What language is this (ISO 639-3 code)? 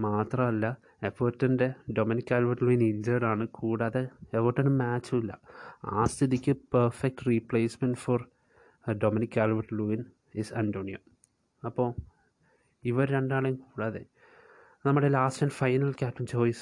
mal